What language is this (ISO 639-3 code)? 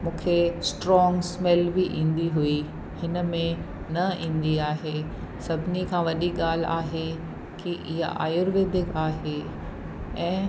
snd